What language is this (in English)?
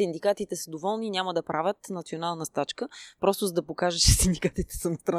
Bulgarian